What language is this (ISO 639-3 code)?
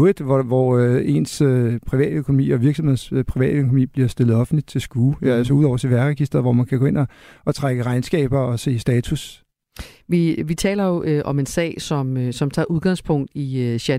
dan